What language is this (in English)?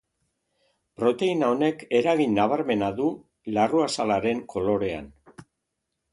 Basque